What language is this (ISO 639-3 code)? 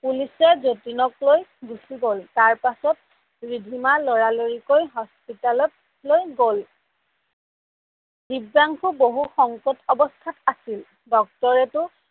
asm